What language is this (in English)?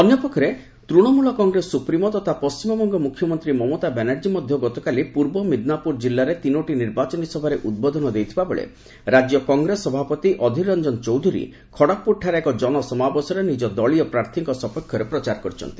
Odia